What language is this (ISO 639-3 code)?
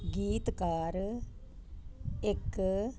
pan